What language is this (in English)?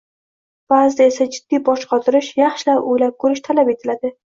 Uzbek